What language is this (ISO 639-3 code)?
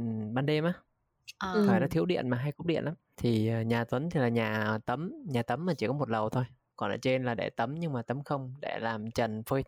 vie